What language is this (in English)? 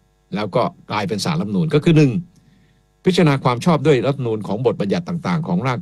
Thai